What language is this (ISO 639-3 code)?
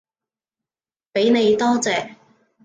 yue